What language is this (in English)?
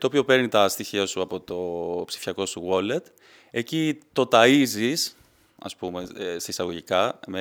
Greek